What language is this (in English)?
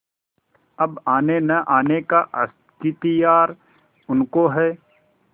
Hindi